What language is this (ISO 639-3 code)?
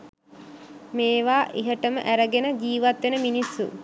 sin